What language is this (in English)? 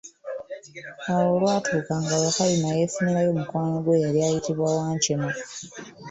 Ganda